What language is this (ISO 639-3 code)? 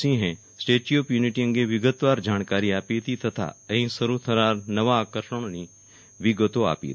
guj